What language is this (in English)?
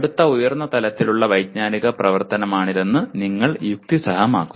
Malayalam